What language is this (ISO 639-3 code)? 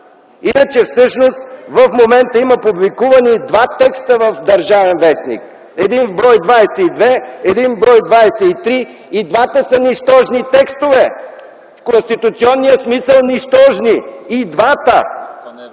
bul